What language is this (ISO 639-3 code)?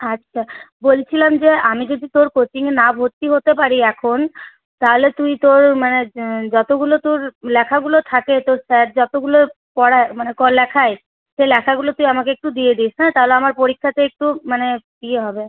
ben